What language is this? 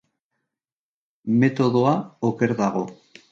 Basque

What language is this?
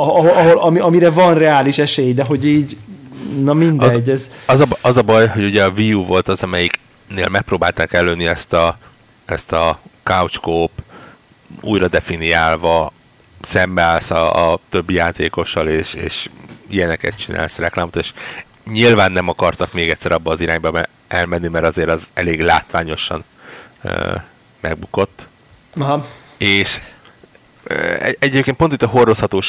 Hungarian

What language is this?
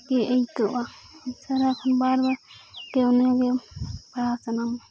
Santali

